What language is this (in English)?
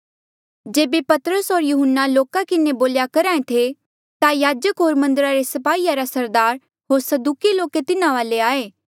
Mandeali